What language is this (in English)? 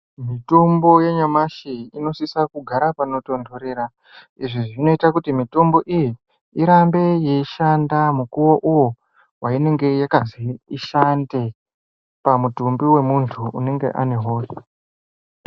Ndau